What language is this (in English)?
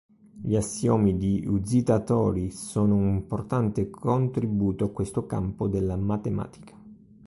Italian